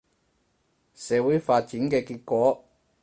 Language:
Cantonese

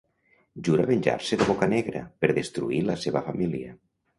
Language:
Catalan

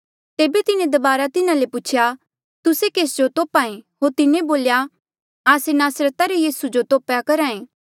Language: Mandeali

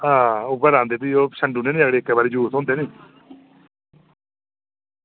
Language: Dogri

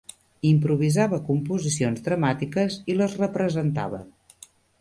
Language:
Catalan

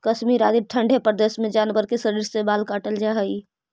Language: Magahi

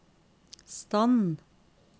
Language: Norwegian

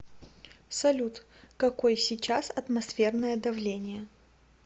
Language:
Russian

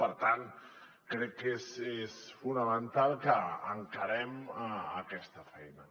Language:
Catalan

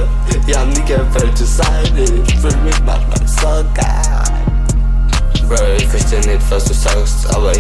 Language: German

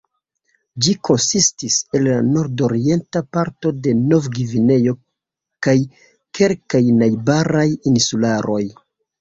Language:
Esperanto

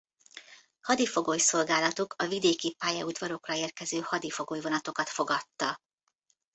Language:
Hungarian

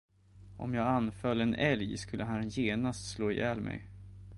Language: Swedish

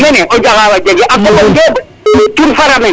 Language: Serer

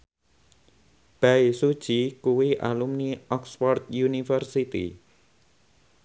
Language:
Javanese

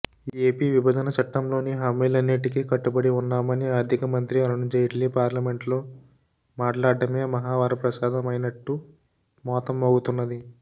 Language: Telugu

